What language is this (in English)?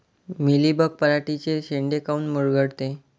Marathi